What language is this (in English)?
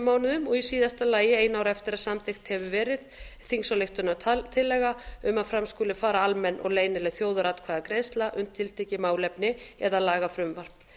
Icelandic